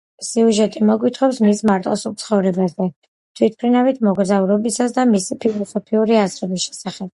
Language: Georgian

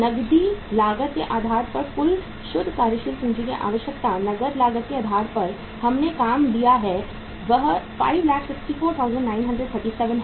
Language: Hindi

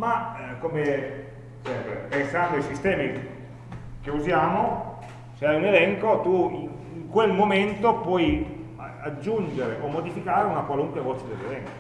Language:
Italian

